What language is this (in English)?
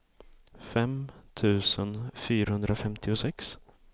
Swedish